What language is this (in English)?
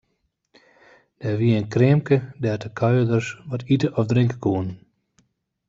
Western Frisian